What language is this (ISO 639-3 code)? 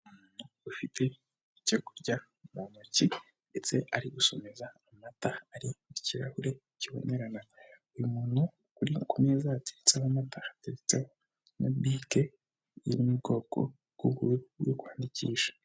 kin